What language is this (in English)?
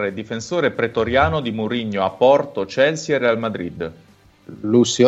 Italian